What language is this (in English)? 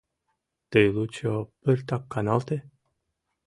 Mari